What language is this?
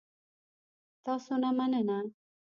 Pashto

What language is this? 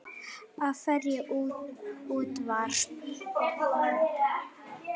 Icelandic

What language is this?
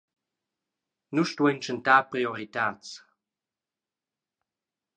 Romansh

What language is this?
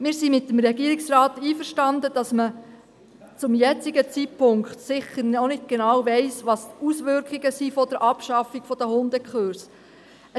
Swiss German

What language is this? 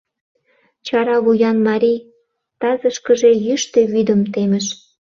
Mari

